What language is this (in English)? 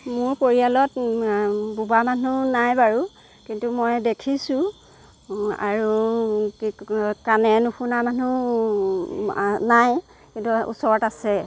Assamese